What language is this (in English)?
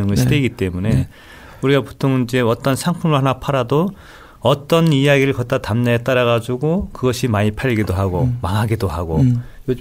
Korean